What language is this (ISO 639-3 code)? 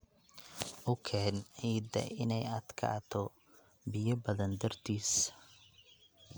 som